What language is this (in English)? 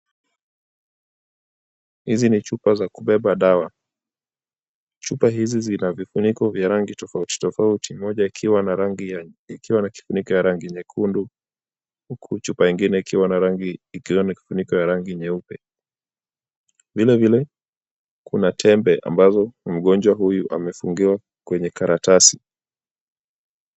Swahili